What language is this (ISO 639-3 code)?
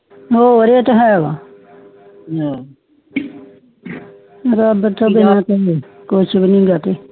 pan